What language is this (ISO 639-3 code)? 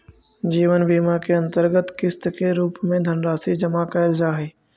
mag